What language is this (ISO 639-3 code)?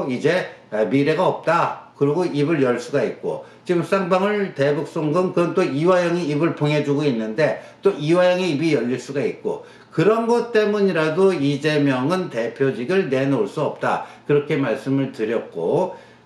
kor